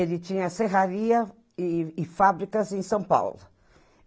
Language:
Portuguese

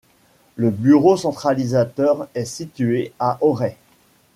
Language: French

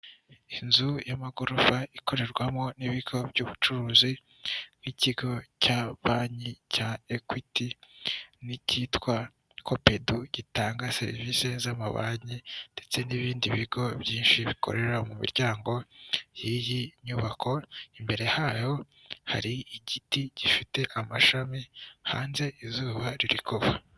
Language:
Kinyarwanda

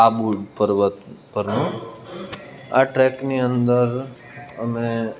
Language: Gujarati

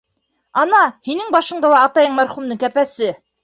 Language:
Bashkir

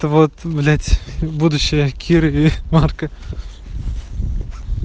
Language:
Russian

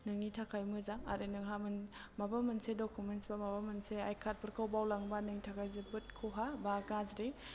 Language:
Bodo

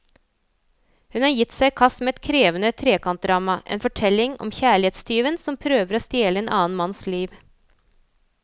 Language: Norwegian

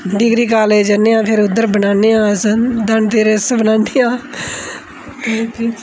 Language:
Dogri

